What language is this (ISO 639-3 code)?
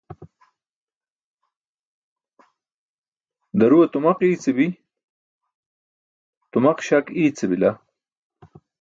bsk